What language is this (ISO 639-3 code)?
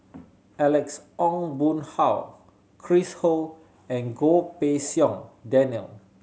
eng